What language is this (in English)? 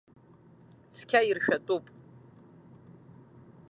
Abkhazian